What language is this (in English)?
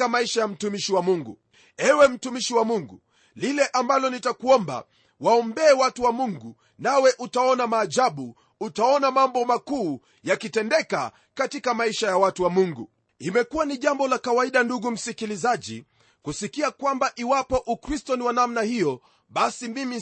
Swahili